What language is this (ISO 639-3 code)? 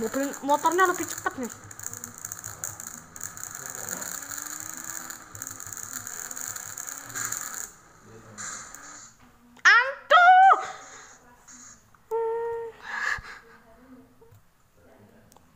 ind